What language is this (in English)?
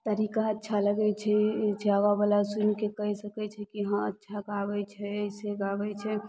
Maithili